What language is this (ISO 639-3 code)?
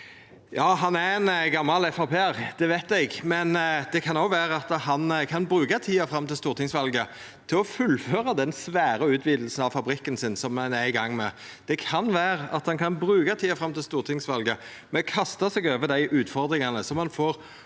nor